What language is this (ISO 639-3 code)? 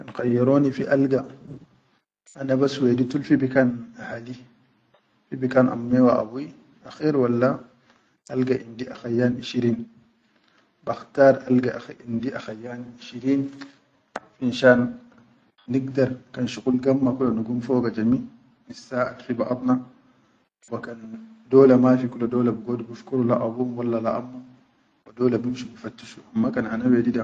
shu